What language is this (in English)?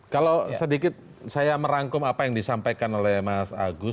Indonesian